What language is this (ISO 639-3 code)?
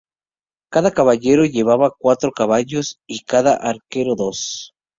spa